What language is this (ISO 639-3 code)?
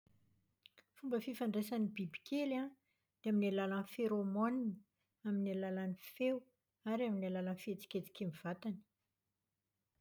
mlg